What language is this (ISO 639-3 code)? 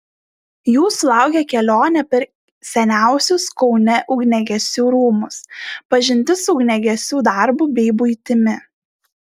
lit